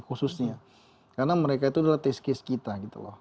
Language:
Indonesian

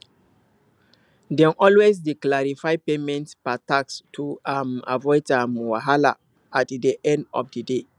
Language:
Nigerian Pidgin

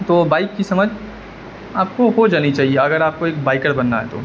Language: Urdu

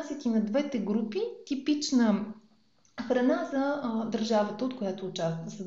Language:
Bulgarian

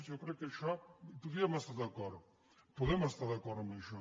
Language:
Catalan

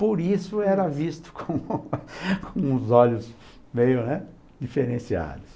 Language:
Portuguese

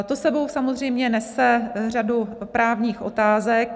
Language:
Czech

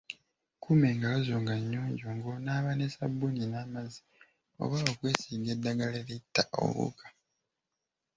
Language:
Ganda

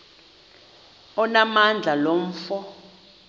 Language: Xhosa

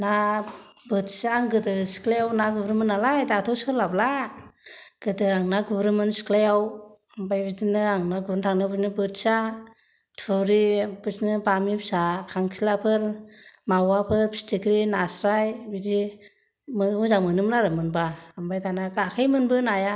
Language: Bodo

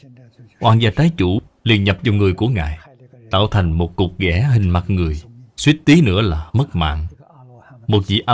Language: Vietnamese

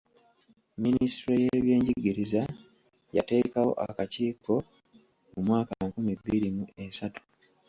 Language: Ganda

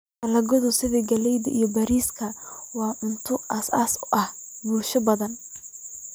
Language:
Somali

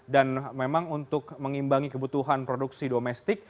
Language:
Indonesian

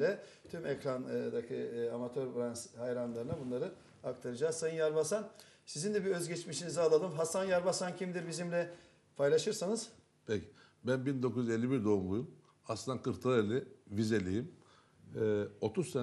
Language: Turkish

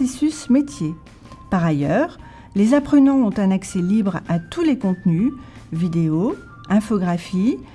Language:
French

